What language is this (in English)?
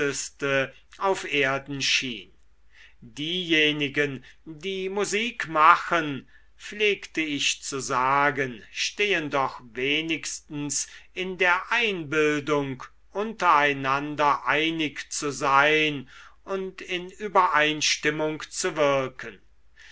German